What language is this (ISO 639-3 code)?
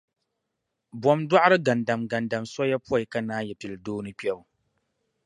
dag